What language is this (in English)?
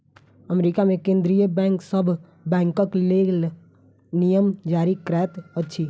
Maithili